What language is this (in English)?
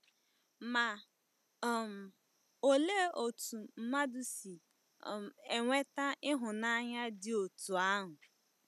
Igbo